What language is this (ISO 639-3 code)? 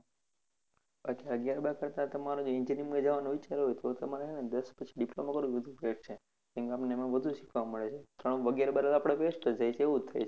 guj